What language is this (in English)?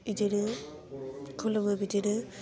Bodo